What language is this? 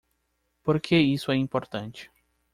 Portuguese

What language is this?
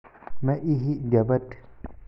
Somali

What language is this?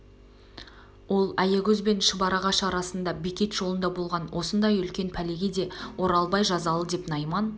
Kazakh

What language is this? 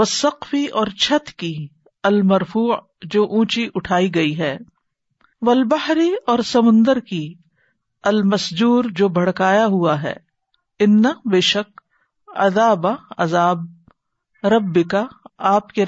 Urdu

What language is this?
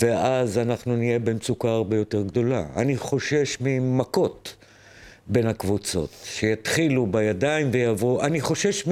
Hebrew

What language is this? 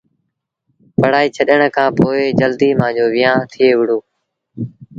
Sindhi Bhil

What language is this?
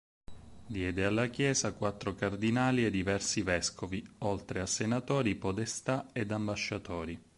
Italian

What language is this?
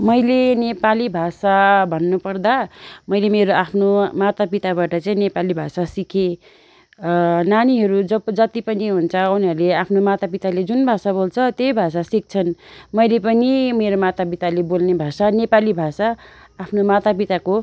Nepali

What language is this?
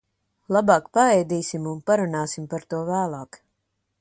Latvian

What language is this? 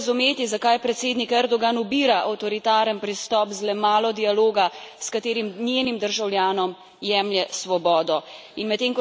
Slovenian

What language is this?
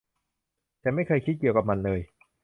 Thai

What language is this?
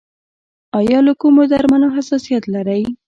Pashto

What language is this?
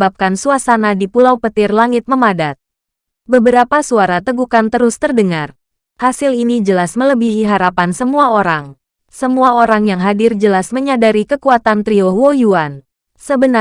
Indonesian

